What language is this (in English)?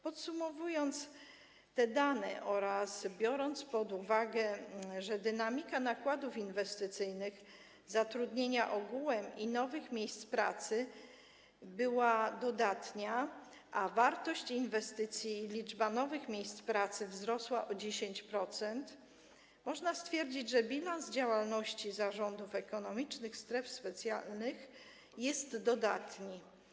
Polish